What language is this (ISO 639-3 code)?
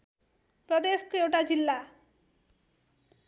nep